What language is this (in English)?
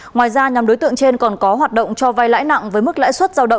Vietnamese